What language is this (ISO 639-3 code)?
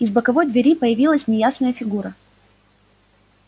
rus